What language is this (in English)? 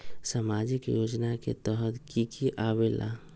Magahi